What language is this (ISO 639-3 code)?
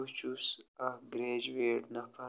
kas